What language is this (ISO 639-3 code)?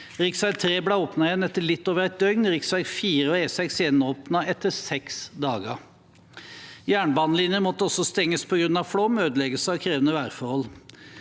nor